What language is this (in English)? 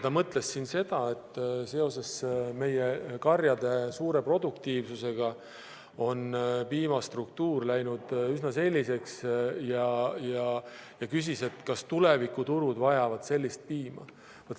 Estonian